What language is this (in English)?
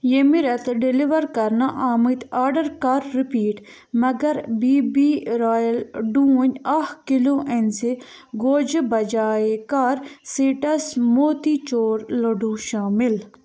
Kashmiri